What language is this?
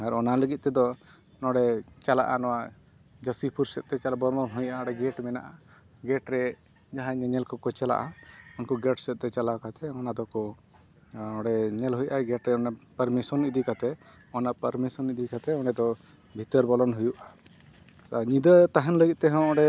Santali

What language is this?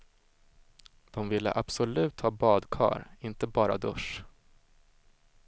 Swedish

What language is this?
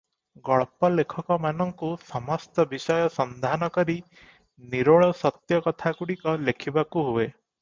Odia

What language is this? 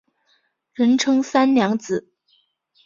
Chinese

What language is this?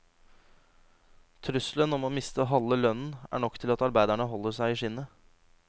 Norwegian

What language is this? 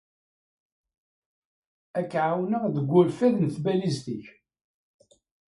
Kabyle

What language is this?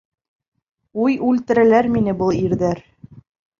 Bashkir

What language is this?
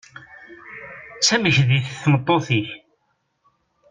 Kabyle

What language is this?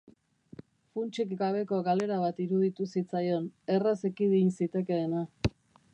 Basque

